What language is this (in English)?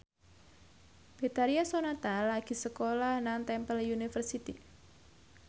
Javanese